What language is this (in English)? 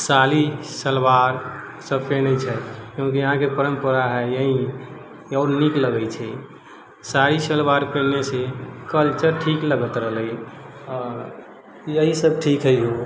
Maithili